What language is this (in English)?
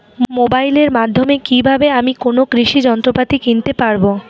Bangla